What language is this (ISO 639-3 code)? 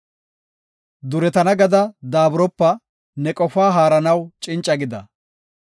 gof